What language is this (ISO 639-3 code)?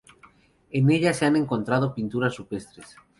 spa